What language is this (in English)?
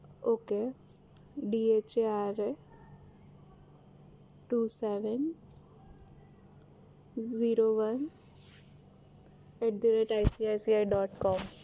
Gujarati